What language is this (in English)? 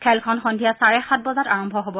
Assamese